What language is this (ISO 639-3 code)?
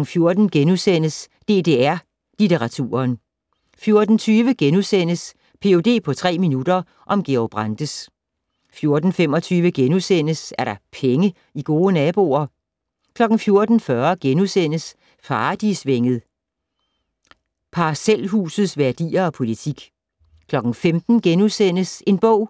dan